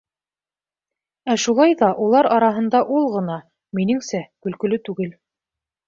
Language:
Bashkir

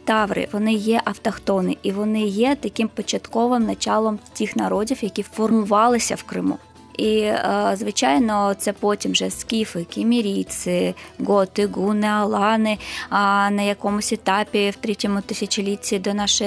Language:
Ukrainian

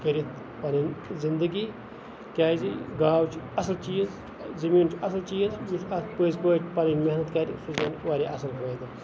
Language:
Kashmiri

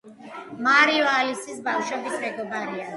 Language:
Georgian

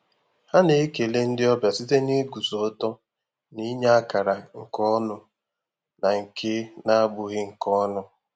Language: Igbo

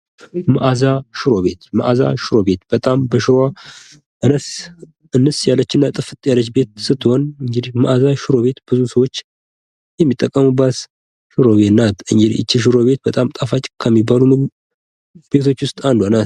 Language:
Amharic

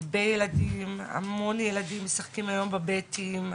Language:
Hebrew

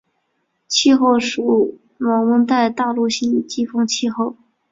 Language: Chinese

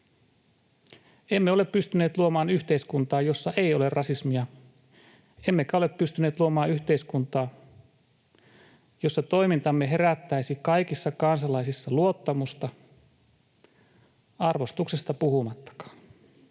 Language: Finnish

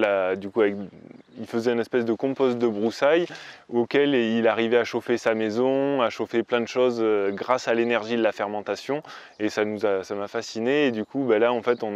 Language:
French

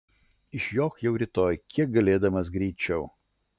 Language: Lithuanian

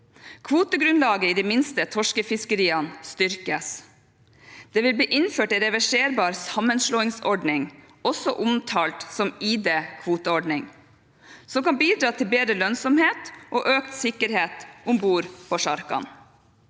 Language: Norwegian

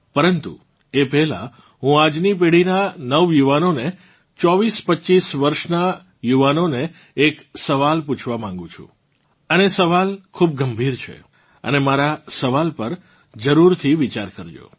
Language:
Gujarati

